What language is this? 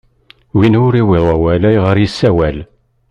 Kabyle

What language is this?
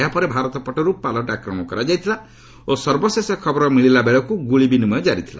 Odia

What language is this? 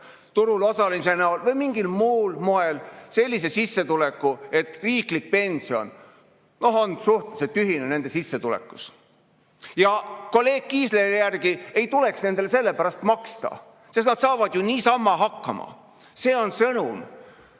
Estonian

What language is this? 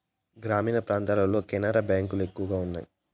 Telugu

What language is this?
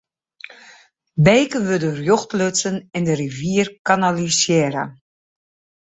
Western Frisian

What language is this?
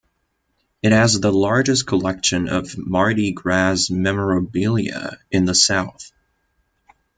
English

